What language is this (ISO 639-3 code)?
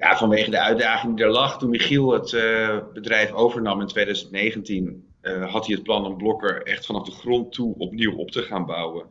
nld